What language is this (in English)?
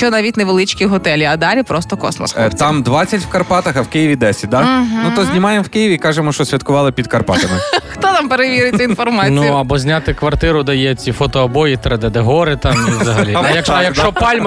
Ukrainian